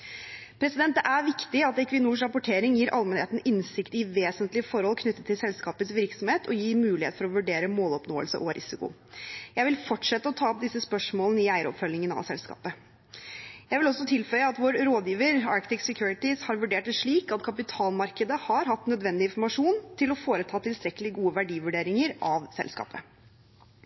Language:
Norwegian Bokmål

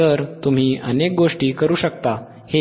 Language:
Marathi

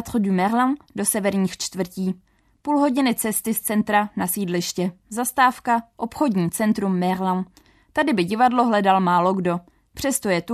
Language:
Czech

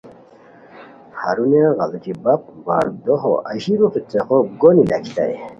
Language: Khowar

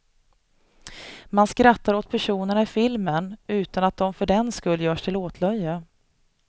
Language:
Swedish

